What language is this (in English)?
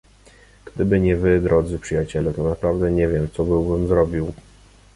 Polish